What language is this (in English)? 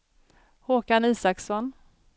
Swedish